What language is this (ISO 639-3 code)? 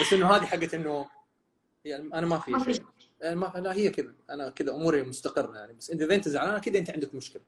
ara